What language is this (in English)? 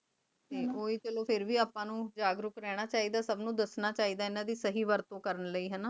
Punjabi